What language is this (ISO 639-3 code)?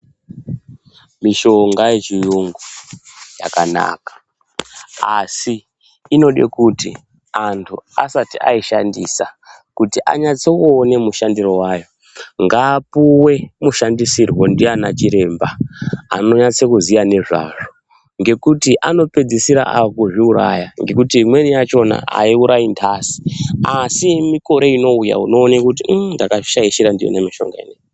ndc